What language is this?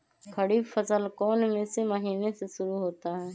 Magahi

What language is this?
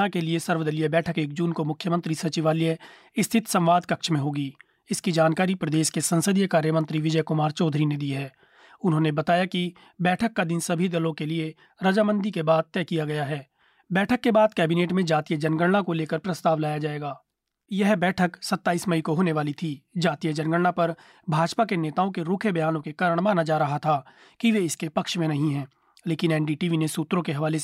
Hindi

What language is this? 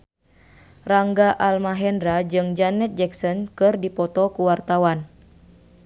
Sundanese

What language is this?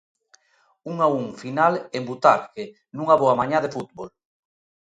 Galician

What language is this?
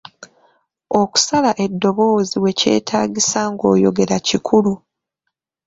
Ganda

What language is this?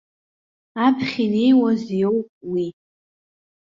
Abkhazian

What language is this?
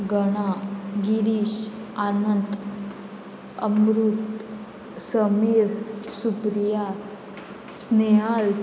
Konkani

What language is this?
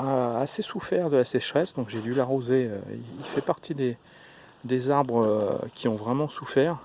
French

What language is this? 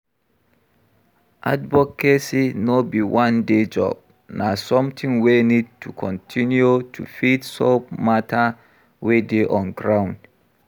Nigerian Pidgin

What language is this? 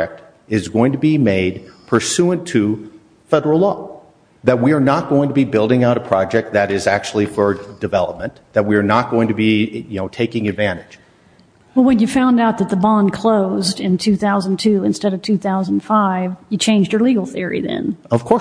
English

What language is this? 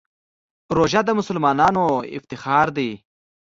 Pashto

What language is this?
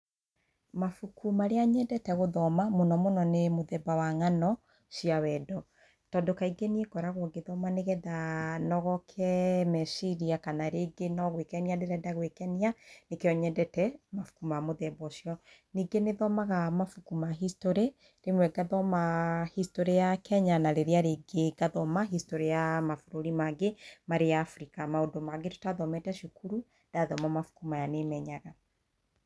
Kikuyu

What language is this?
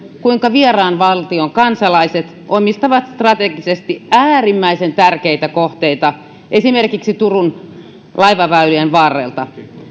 Finnish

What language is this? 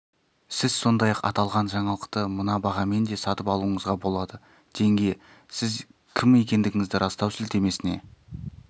Kazakh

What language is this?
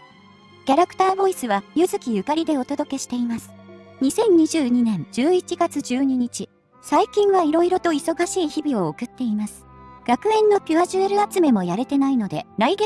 Japanese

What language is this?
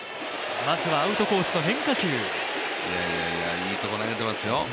Japanese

